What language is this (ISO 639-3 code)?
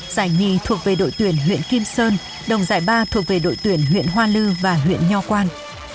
vie